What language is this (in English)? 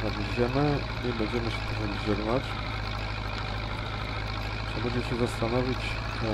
Polish